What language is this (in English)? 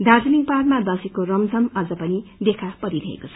Nepali